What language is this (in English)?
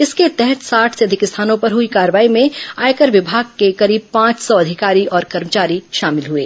Hindi